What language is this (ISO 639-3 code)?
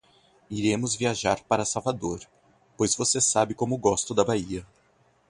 por